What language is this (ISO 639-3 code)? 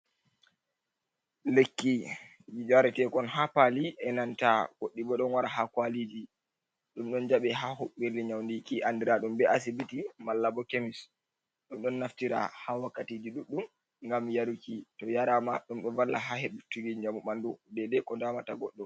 ful